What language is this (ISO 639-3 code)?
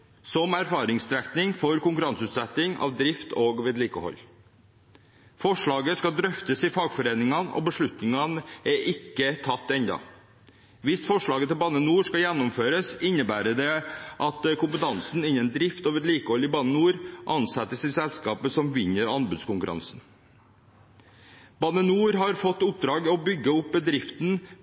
nob